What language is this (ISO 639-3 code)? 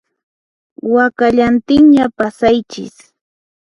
qxp